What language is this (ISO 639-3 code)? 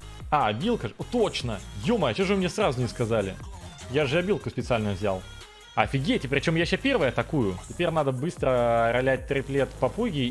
rus